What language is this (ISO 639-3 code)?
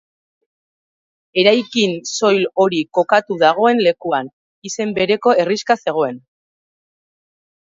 eus